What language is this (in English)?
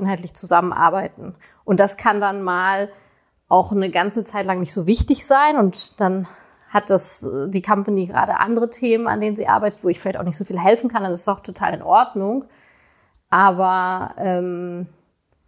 German